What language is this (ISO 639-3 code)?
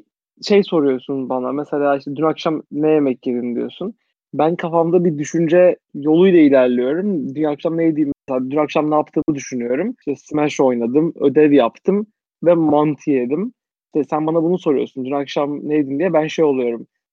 tur